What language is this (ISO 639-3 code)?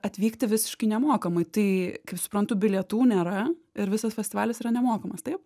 lit